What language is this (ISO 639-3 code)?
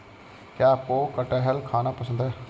hin